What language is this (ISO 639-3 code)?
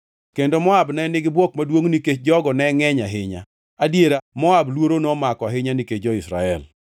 luo